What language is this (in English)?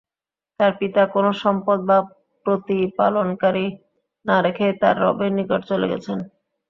Bangla